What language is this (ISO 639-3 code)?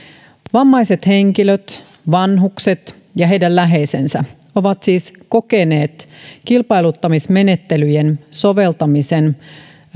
fin